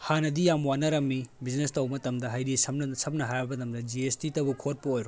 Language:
Manipuri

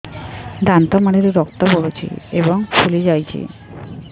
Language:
Odia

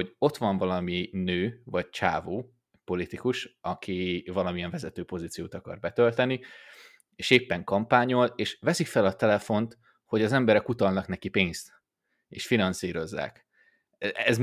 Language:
Hungarian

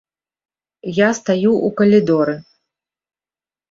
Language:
Belarusian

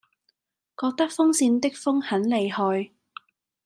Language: Cantonese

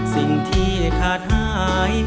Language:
Thai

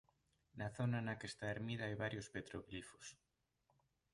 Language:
Galician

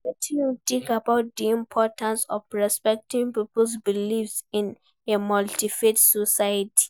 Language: Nigerian Pidgin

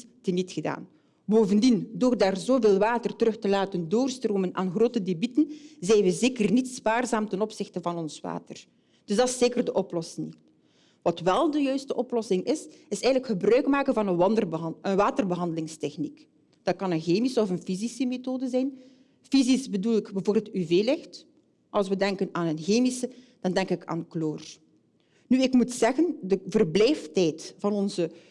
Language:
Dutch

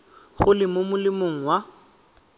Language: Tswana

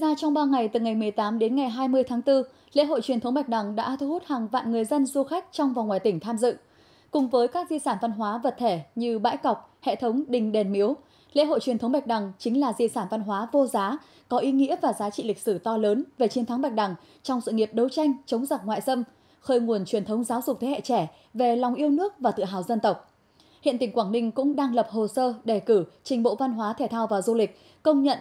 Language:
Vietnamese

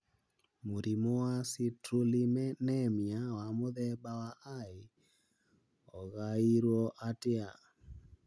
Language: Kikuyu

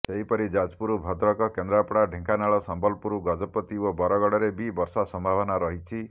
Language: Odia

